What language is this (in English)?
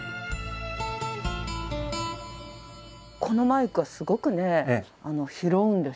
Japanese